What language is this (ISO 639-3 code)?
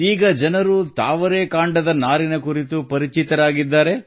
kan